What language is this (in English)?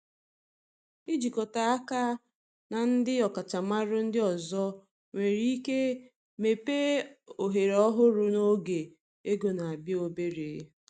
Igbo